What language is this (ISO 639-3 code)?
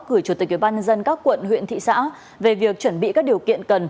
vie